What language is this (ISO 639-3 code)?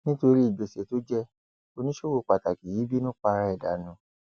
yor